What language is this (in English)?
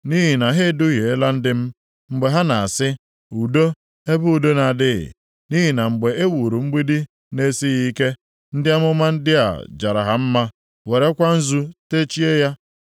Igbo